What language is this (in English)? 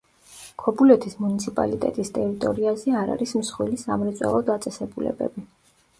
Georgian